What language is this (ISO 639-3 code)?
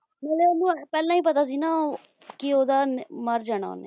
pan